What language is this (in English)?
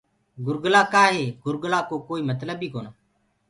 Gurgula